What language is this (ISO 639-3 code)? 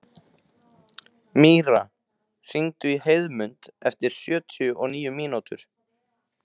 isl